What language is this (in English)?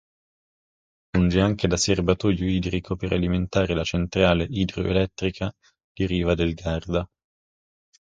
Italian